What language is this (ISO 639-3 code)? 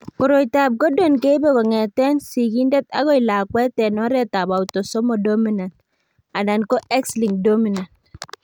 kln